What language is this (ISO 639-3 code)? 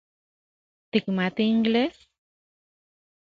ncx